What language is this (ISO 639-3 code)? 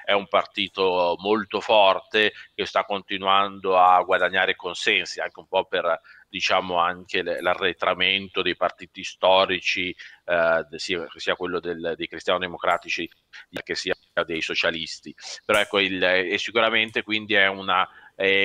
ita